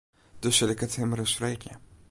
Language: Western Frisian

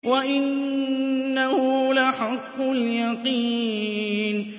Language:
Arabic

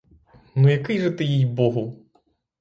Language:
Ukrainian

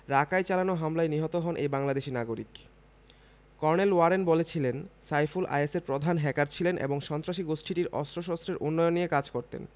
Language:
Bangla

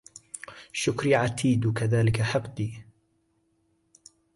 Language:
Arabic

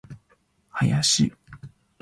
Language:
Japanese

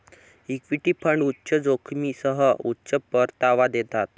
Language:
Marathi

